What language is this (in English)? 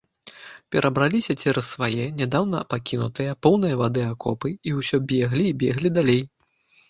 Belarusian